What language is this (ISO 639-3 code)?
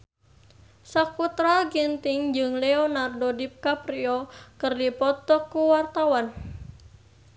sun